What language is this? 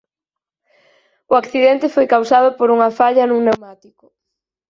Galician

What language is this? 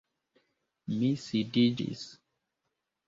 Esperanto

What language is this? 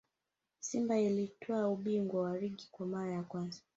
Swahili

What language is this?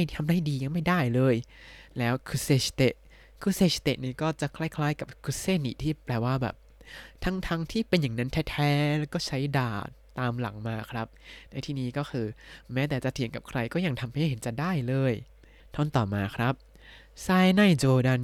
Thai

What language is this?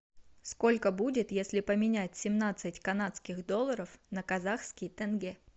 Russian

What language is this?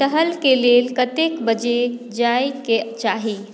Maithili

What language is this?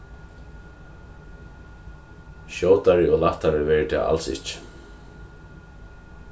Faroese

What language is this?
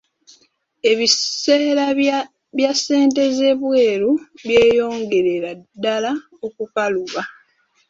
Ganda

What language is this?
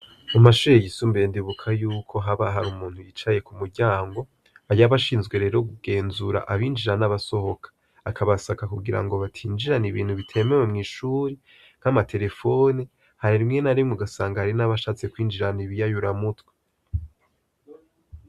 Rundi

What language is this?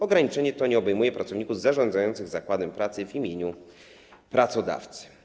Polish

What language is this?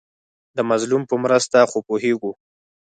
Pashto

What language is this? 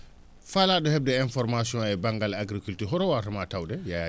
Fula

